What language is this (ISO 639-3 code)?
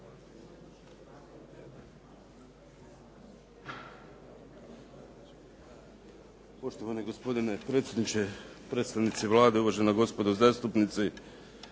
hrv